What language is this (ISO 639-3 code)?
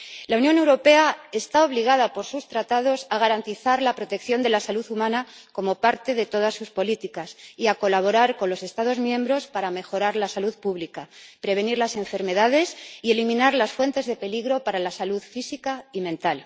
spa